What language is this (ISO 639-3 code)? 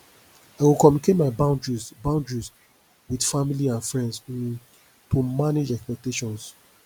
pcm